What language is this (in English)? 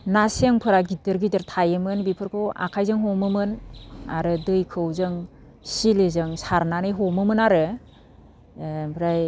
Bodo